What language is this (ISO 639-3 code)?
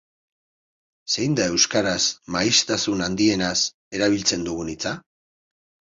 eus